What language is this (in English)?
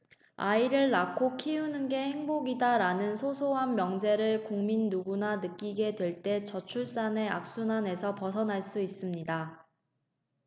Korean